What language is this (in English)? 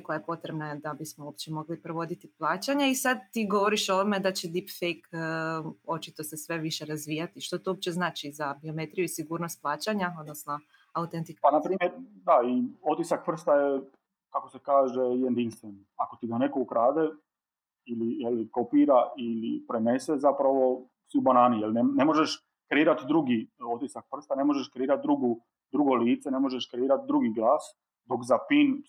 Croatian